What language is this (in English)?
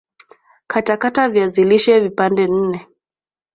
Swahili